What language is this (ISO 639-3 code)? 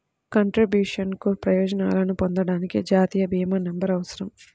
tel